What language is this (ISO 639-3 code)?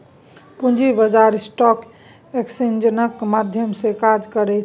mai